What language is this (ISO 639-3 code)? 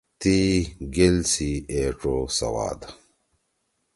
trw